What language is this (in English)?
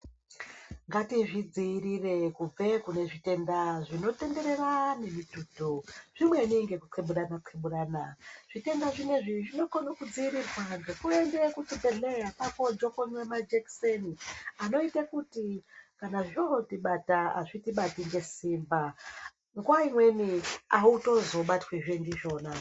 Ndau